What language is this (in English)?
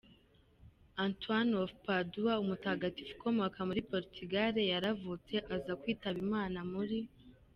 Kinyarwanda